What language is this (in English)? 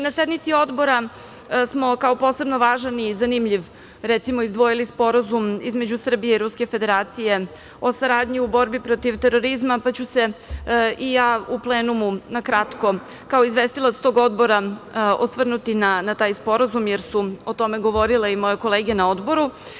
Serbian